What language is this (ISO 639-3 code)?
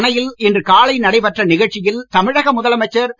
tam